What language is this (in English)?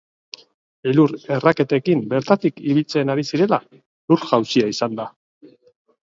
Basque